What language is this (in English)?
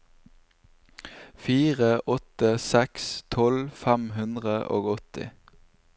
Norwegian